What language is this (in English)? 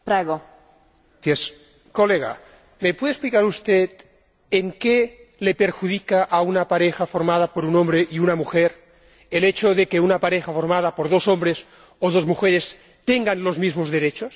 Spanish